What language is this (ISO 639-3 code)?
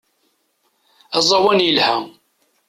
kab